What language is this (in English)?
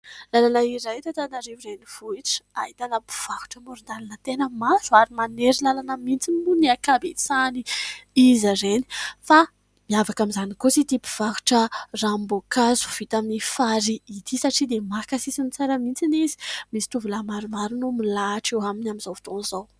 Malagasy